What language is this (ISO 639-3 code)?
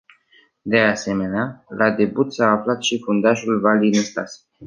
ron